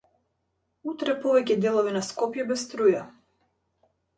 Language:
Macedonian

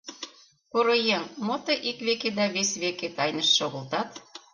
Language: Mari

